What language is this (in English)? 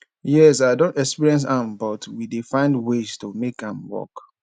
Nigerian Pidgin